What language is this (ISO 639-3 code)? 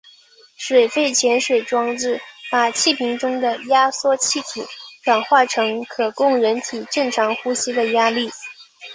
zho